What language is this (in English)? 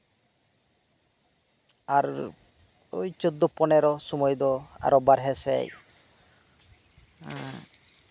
Santali